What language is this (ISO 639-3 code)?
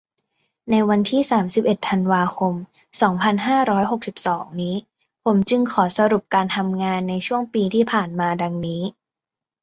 tha